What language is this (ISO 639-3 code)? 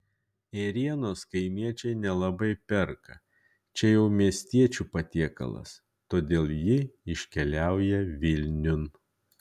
lit